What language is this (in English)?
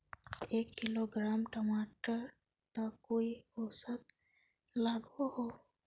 Magahi